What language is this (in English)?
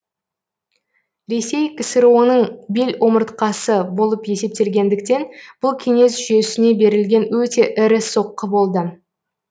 Kazakh